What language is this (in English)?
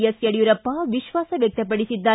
Kannada